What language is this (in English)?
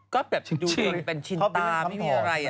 Thai